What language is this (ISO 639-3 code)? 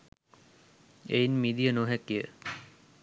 sin